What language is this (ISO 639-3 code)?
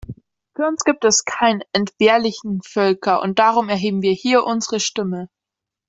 deu